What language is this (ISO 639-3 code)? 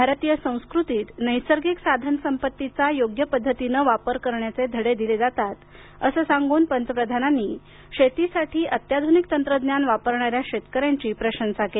mar